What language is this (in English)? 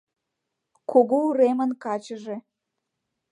Mari